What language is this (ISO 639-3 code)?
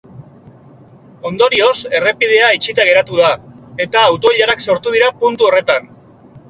eus